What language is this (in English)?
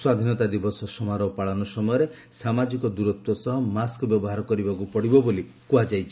Odia